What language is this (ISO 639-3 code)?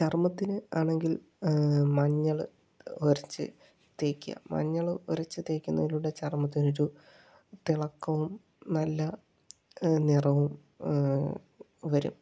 mal